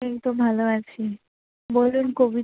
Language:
Bangla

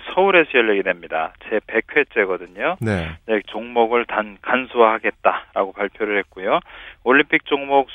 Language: Korean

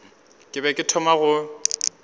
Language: Northern Sotho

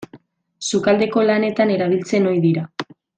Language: Basque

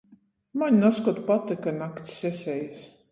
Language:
Latgalian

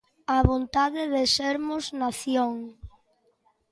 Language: Galician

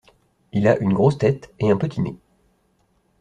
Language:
French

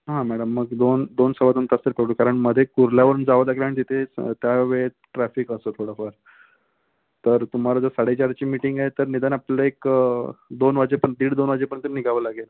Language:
Marathi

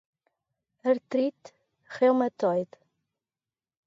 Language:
Portuguese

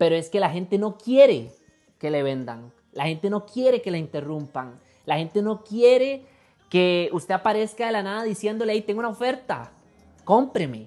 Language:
Spanish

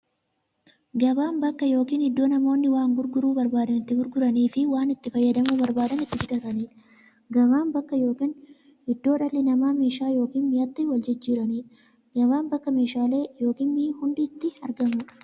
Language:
Oromo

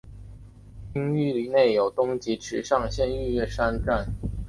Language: Chinese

